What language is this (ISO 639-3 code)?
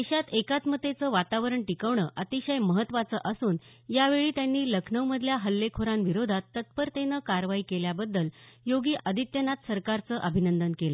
mar